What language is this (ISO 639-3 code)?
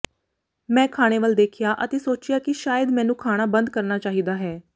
pan